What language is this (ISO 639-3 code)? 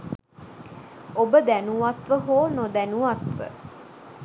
sin